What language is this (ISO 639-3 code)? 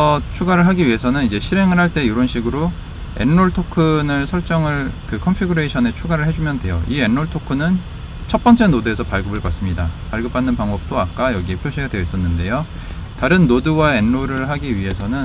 kor